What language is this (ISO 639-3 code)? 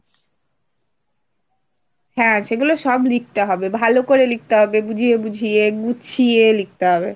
ben